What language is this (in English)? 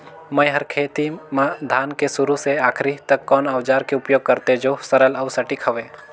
Chhattisgarhi